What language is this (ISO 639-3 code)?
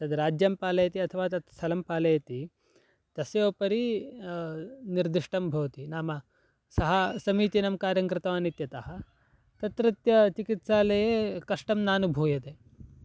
san